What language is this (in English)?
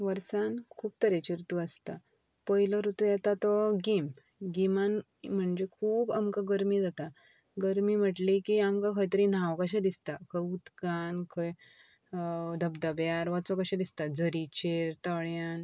Konkani